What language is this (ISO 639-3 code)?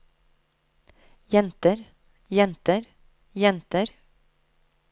nor